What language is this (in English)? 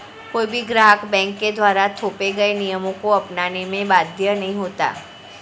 Hindi